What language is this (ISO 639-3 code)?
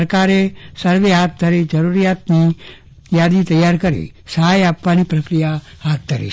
guj